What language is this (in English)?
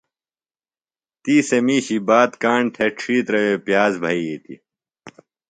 Phalura